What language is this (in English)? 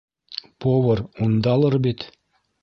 Bashkir